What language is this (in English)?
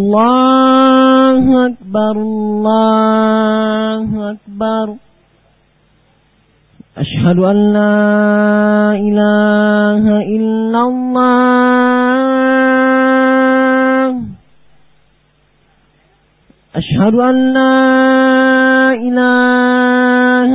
Malay